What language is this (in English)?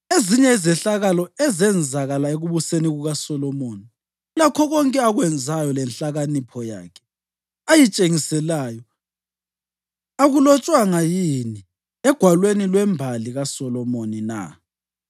North Ndebele